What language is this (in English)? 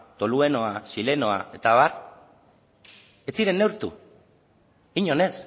Basque